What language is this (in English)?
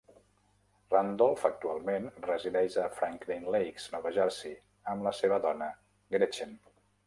Catalan